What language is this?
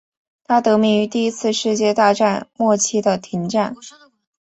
Chinese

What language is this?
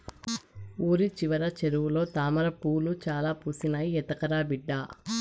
Telugu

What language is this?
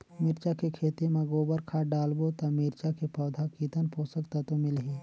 Chhattisgarhi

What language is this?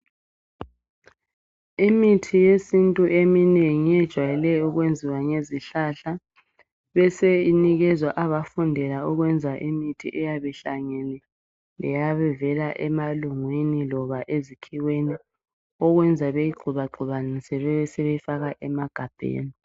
North Ndebele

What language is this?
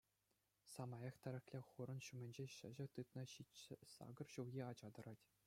Chuvash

